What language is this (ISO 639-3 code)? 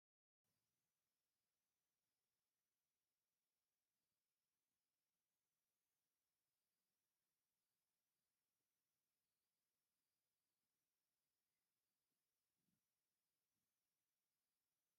tir